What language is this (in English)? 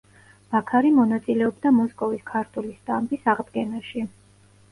Georgian